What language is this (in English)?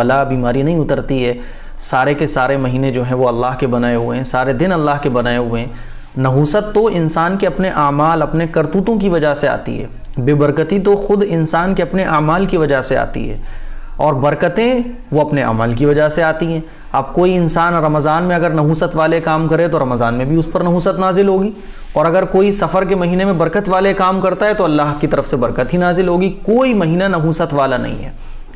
Indonesian